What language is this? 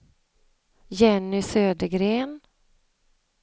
Swedish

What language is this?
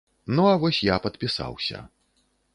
Belarusian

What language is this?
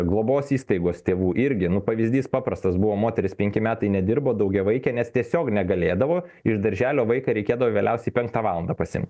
Lithuanian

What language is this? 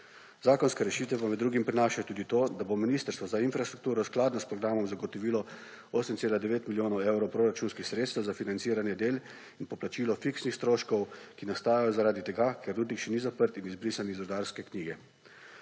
Slovenian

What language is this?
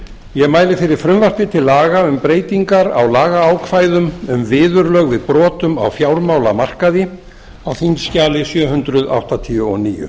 Icelandic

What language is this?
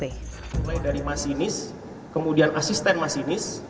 Indonesian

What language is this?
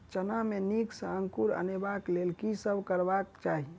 Maithili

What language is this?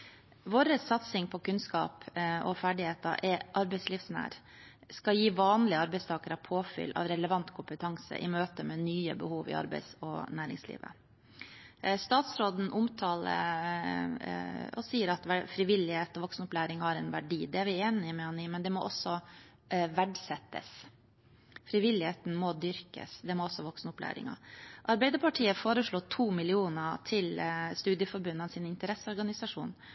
Norwegian Bokmål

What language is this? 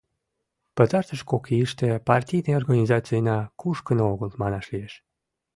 Mari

